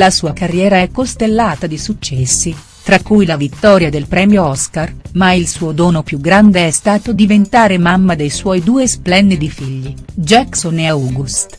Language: Italian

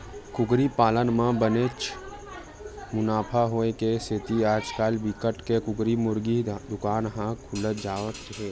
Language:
Chhattisgarhi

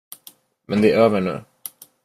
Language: Swedish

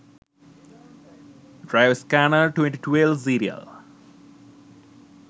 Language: Sinhala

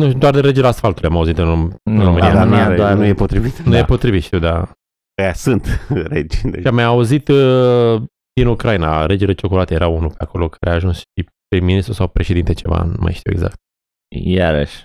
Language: Romanian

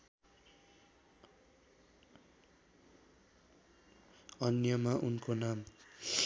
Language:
Nepali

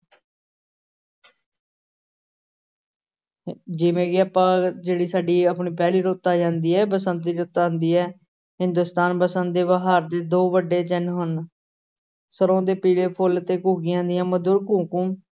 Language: Punjabi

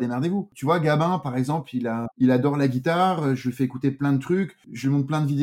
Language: French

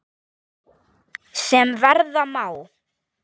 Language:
Icelandic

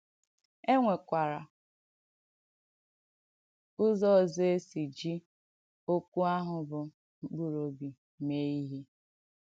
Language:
Igbo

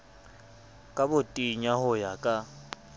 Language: Southern Sotho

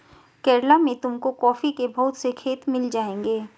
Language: Hindi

